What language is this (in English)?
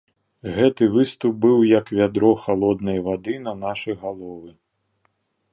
Belarusian